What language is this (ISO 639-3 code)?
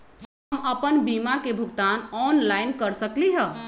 mag